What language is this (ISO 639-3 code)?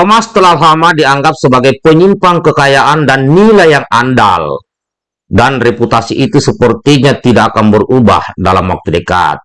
ind